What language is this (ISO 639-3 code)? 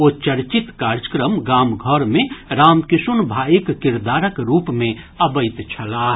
mai